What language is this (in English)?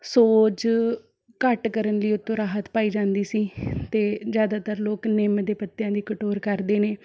Punjabi